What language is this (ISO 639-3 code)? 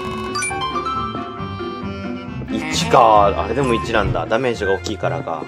jpn